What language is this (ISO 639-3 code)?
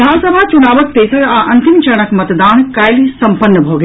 mai